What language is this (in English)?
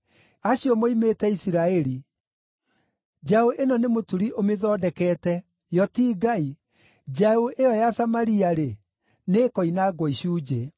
Kikuyu